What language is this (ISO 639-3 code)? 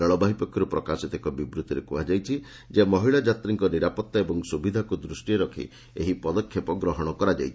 ori